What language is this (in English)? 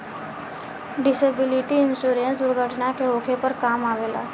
Bhojpuri